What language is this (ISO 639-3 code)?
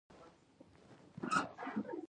pus